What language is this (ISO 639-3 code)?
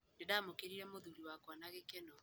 kik